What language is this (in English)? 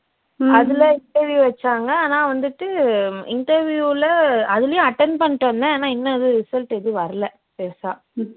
Tamil